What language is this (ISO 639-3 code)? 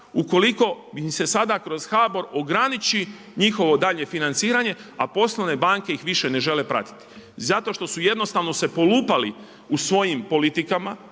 hrv